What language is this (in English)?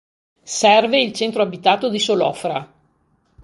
Italian